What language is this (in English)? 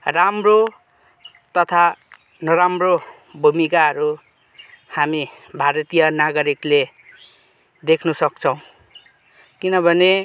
Nepali